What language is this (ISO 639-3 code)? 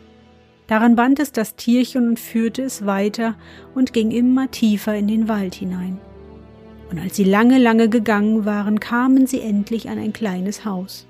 deu